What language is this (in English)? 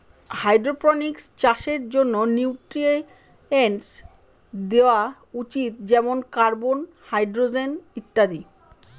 Bangla